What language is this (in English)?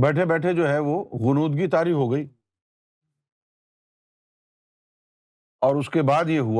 Urdu